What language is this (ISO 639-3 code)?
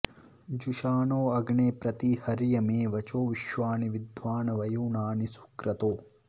san